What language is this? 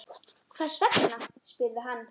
Icelandic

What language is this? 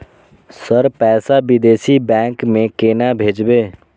Maithili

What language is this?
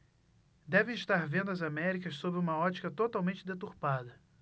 Portuguese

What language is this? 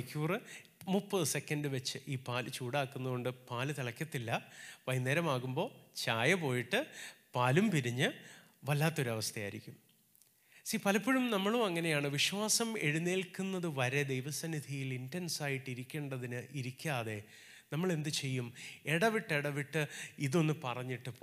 Malayalam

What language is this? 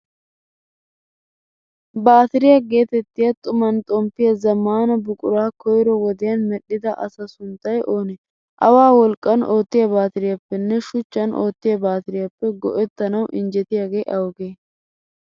Wolaytta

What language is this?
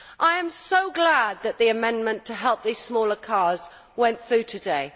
English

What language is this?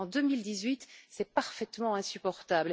French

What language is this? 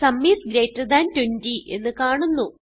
Malayalam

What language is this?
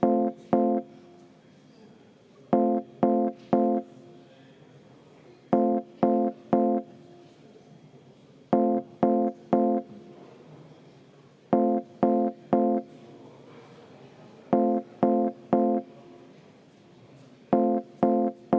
Estonian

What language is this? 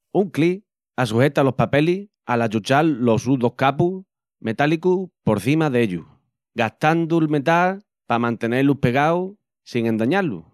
Extremaduran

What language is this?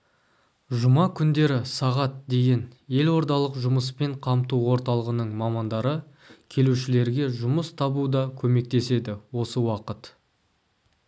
Kazakh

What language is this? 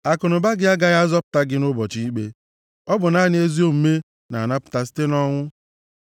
Igbo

